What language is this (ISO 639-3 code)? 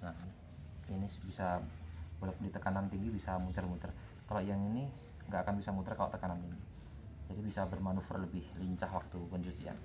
ind